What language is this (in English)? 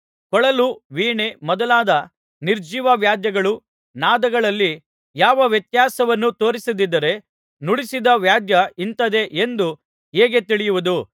Kannada